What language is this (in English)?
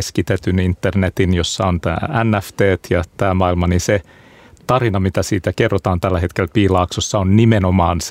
Finnish